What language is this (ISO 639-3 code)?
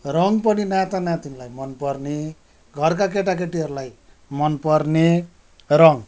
nep